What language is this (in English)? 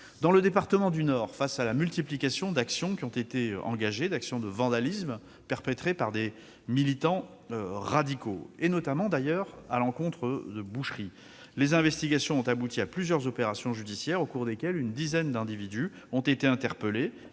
French